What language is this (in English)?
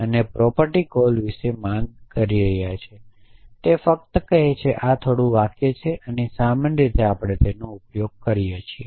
Gujarati